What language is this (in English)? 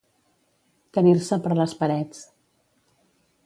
Catalan